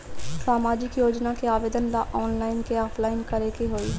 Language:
Bhojpuri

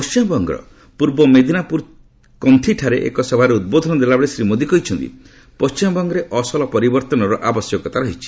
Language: Odia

